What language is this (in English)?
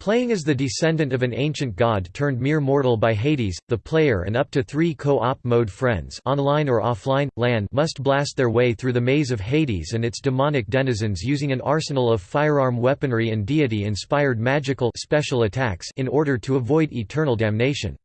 English